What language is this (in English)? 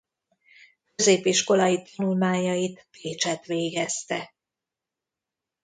Hungarian